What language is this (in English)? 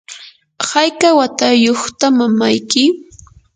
Yanahuanca Pasco Quechua